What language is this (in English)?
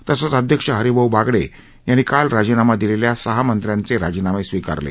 Marathi